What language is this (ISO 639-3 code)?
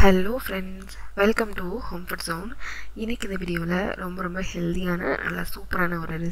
ara